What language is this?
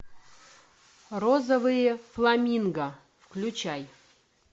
Russian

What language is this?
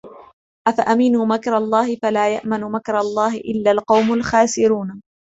Arabic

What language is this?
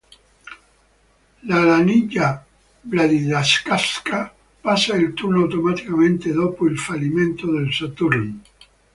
Italian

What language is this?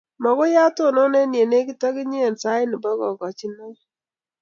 Kalenjin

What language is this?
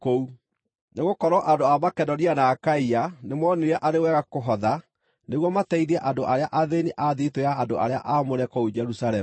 Kikuyu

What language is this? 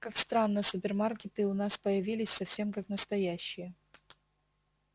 Russian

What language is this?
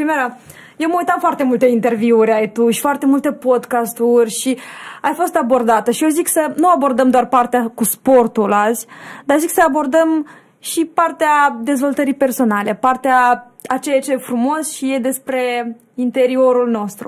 Romanian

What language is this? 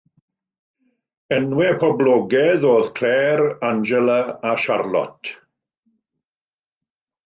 Welsh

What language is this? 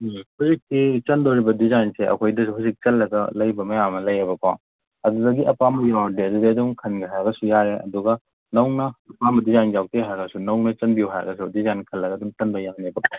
Manipuri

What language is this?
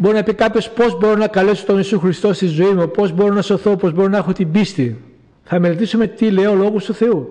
Greek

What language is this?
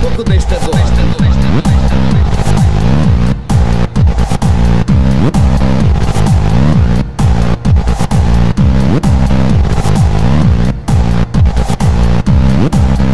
Czech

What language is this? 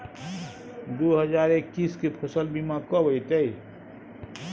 Maithili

